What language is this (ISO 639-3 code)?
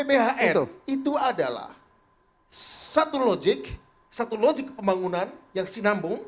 ind